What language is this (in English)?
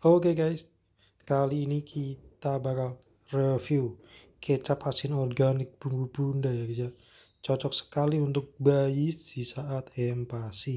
Indonesian